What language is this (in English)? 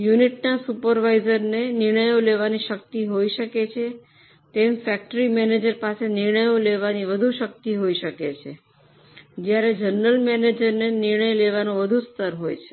Gujarati